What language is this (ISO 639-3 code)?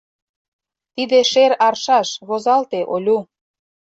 chm